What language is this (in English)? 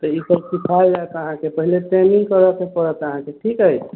Maithili